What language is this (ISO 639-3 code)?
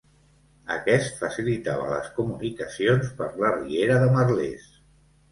cat